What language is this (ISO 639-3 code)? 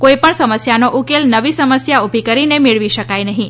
guj